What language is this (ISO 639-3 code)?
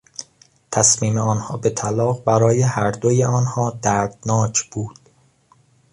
fas